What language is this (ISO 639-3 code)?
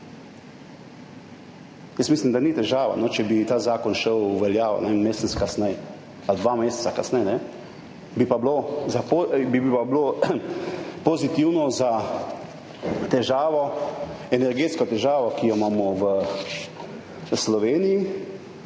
slv